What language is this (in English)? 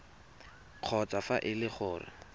Tswana